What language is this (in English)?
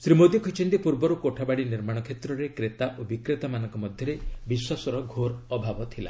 Odia